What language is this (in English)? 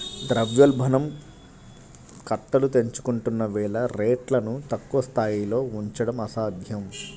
Telugu